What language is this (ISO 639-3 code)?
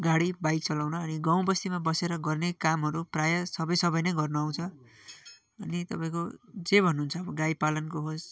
nep